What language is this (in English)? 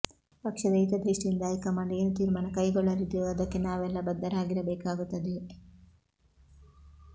Kannada